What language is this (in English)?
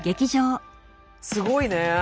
Japanese